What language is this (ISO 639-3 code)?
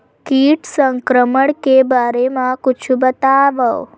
hne